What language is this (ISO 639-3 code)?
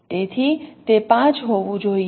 guj